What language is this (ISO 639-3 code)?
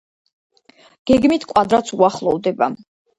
kat